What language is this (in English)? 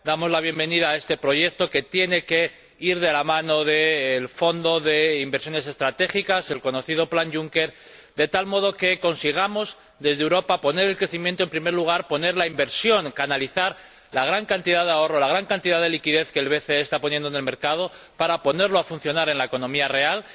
Spanish